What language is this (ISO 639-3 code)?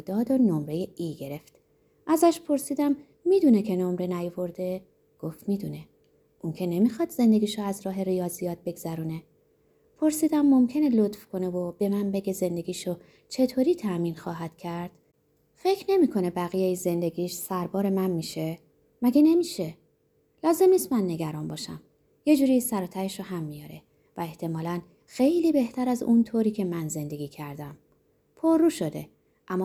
fas